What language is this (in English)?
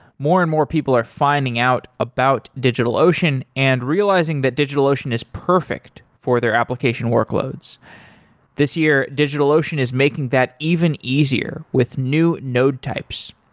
English